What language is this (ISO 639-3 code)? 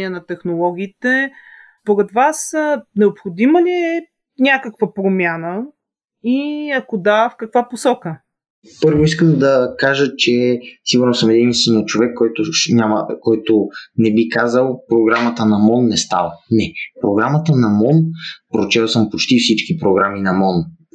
bul